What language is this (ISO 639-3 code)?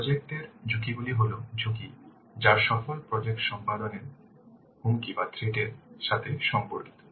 ben